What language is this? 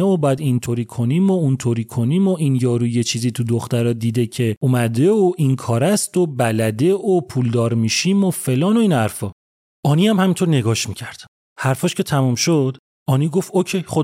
Persian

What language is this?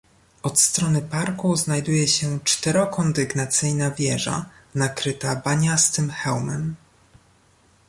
Polish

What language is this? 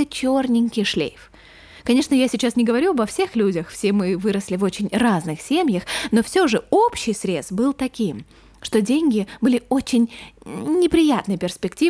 Russian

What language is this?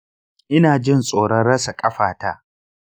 Hausa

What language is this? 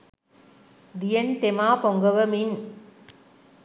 Sinhala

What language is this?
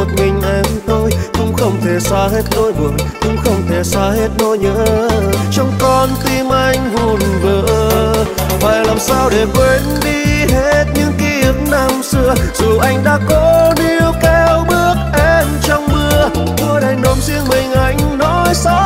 Vietnamese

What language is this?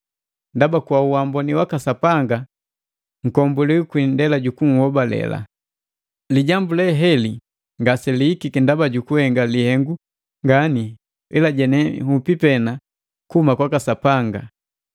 Matengo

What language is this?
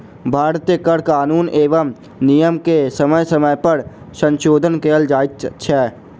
Maithili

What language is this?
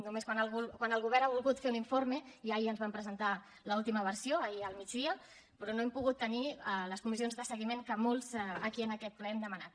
Catalan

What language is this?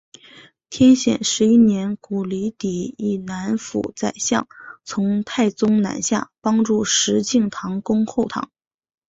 Chinese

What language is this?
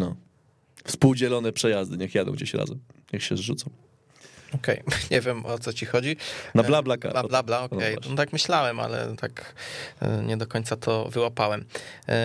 Polish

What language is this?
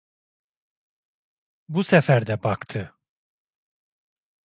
Turkish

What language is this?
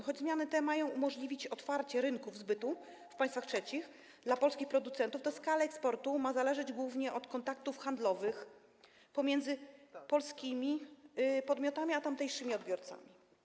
Polish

